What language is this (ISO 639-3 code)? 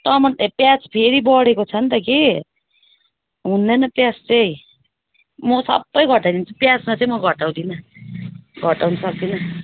nep